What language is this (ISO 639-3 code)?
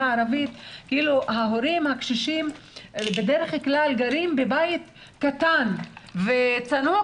heb